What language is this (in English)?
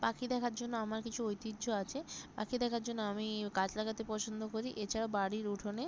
Bangla